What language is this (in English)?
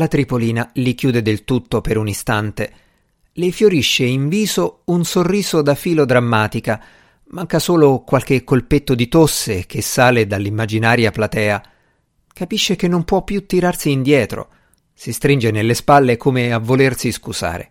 Italian